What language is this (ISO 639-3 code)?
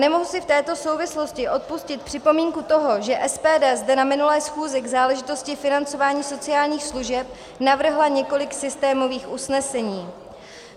ces